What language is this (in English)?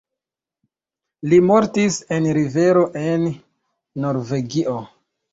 Esperanto